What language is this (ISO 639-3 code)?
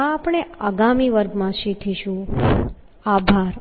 guj